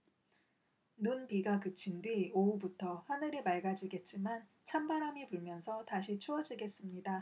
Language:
Korean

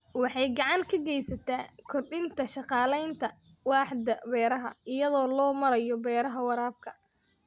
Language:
Somali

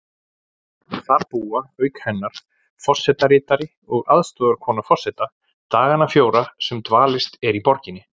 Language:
Icelandic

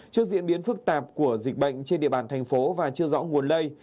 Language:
Vietnamese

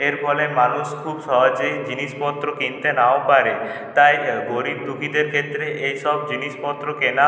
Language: Bangla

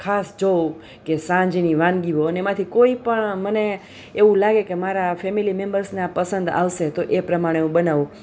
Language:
Gujarati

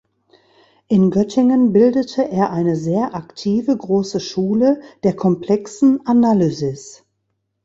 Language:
German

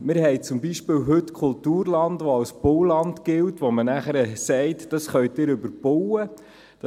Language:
Swiss German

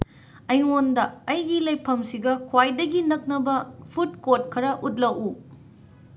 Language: Manipuri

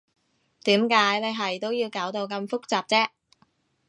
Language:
Cantonese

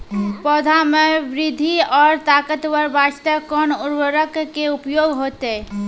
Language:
Maithili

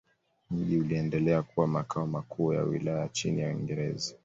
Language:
Swahili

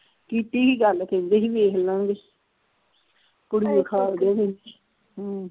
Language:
Punjabi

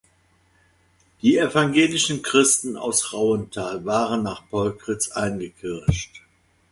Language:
German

